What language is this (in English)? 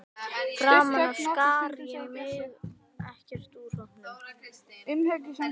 Icelandic